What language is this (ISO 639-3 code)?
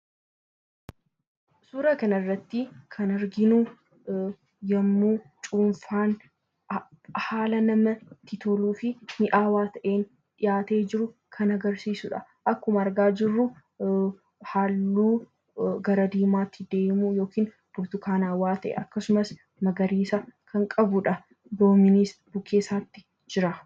orm